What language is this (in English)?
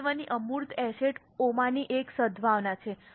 Gujarati